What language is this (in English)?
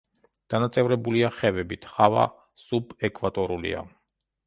Georgian